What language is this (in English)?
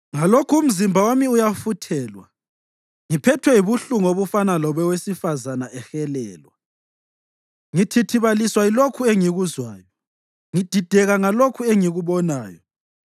North Ndebele